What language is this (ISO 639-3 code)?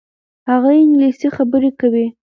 pus